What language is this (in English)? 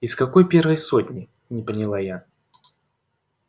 Russian